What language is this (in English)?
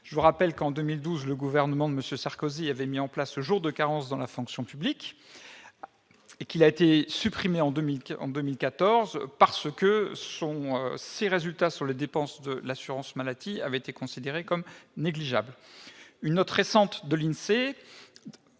French